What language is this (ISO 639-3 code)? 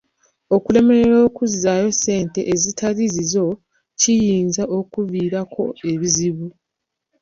lug